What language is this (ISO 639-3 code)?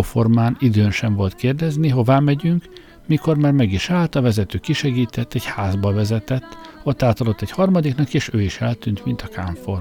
hun